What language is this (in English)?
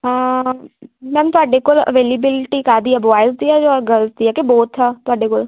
Punjabi